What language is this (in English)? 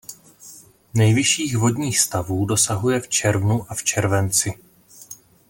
Czech